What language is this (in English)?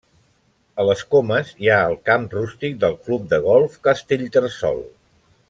Catalan